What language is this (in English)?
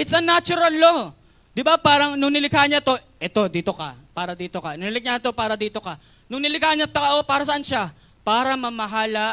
Filipino